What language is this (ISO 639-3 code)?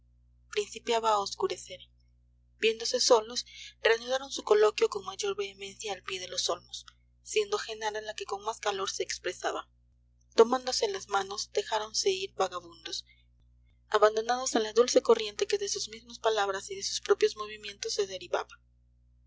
spa